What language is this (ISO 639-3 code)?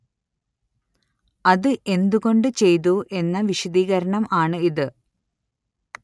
mal